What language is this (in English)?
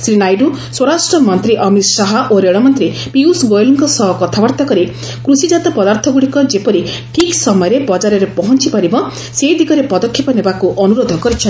Odia